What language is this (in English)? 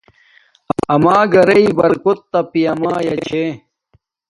Domaaki